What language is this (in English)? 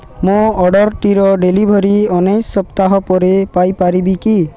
Odia